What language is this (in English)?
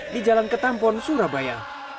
Indonesian